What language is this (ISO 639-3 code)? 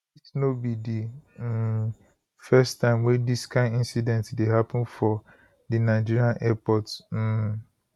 pcm